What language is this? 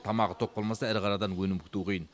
Kazakh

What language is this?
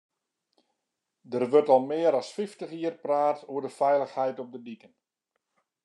Western Frisian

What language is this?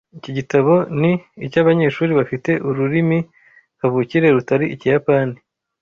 Kinyarwanda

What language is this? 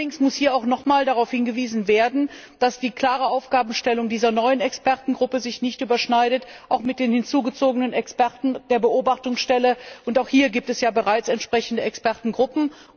German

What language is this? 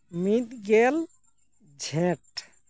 Santali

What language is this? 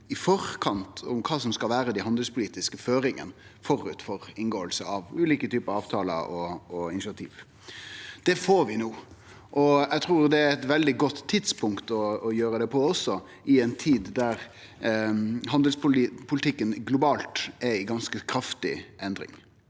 Norwegian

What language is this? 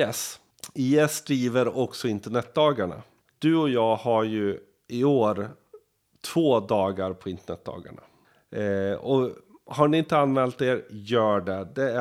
Swedish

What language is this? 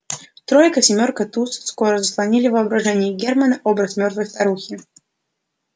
Russian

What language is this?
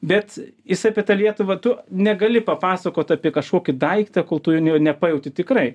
Lithuanian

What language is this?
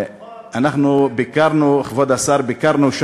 Hebrew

